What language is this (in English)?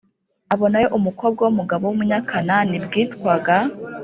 Kinyarwanda